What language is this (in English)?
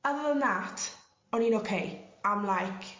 Welsh